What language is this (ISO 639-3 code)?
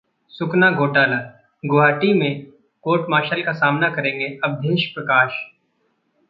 hin